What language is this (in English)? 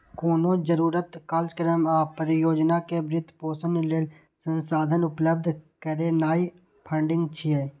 Maithili